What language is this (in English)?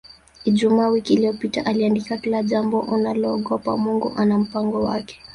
Swahili